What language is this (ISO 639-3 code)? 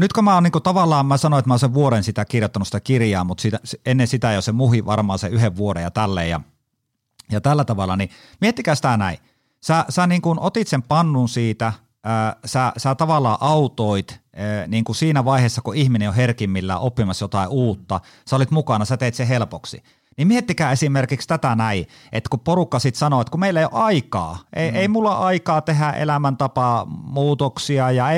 fin